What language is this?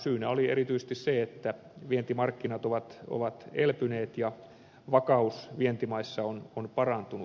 Finnish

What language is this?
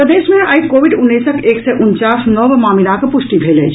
Maithili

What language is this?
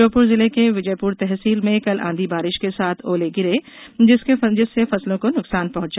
Hindi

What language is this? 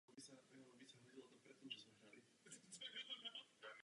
Czech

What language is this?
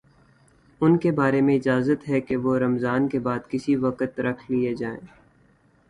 Urdu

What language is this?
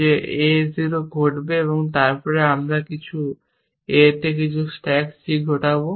Bangla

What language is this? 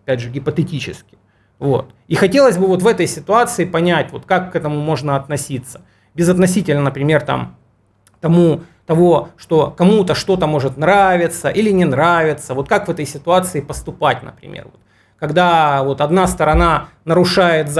Russian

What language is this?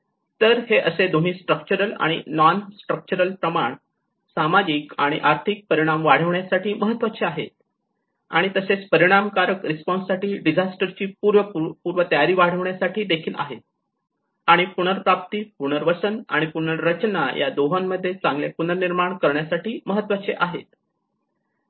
Marathi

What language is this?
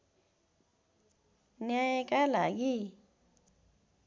Nepali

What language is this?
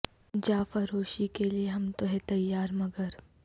Urdu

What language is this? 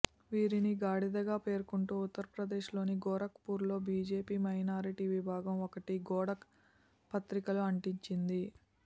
Telugu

